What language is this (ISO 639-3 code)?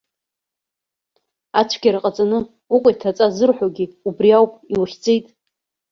abk